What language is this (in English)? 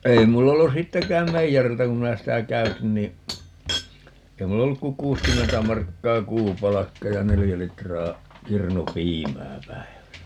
Finnish